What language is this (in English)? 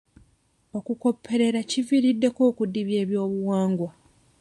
Ganda